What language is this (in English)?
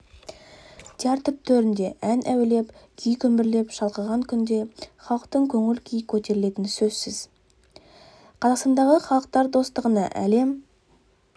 Kazakh